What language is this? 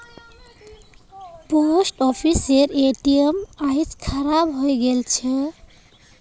Magahi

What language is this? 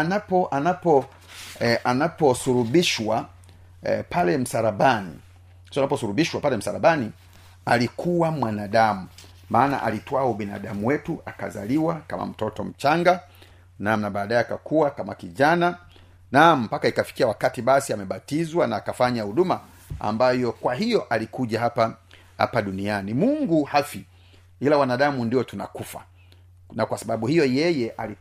Swahili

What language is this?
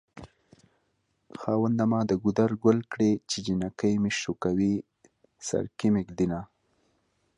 Pashto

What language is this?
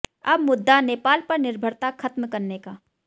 Hindi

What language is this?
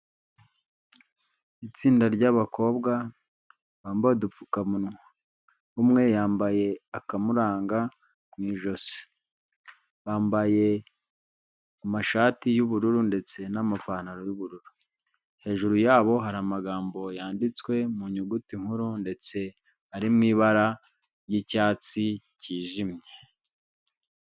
Kinyarwanda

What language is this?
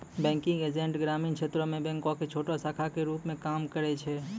Maithili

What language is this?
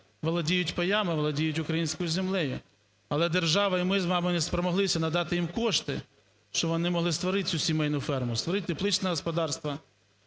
Ukrainian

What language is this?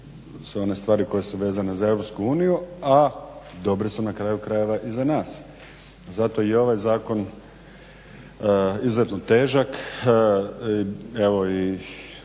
Croatian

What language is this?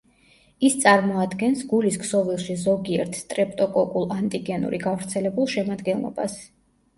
Georgian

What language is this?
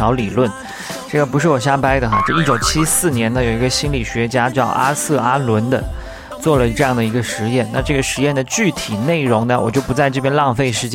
Chinese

